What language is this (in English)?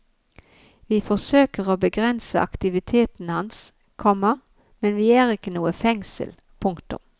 Norwegian